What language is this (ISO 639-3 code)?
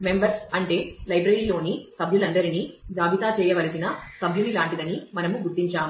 tel